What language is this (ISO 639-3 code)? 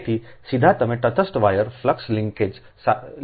guj